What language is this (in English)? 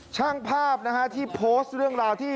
Thai